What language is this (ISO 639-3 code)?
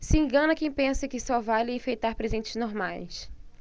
por